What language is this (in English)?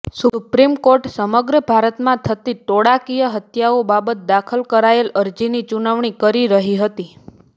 Gujarati